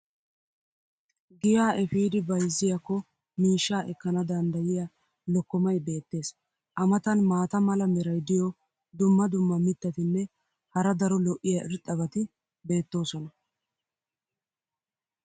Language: Wolaytta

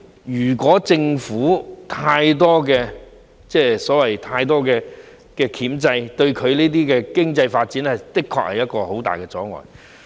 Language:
Cantonese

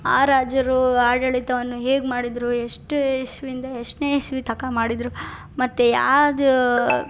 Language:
Kannada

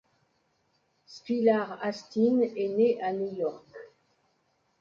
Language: French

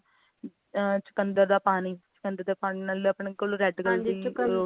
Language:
Punjabi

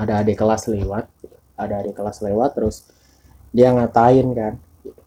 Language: Indonesian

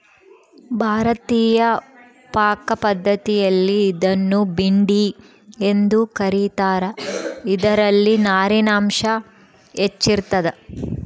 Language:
Kannada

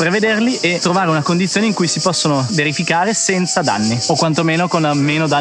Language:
Italian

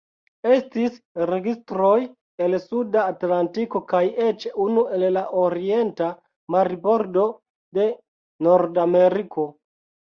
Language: Esperanto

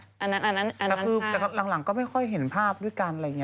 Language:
Thai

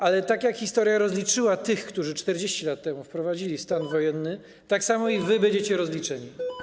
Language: Polish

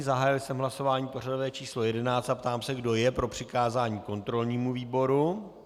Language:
Czech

